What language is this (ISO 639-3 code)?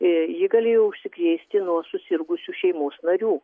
lit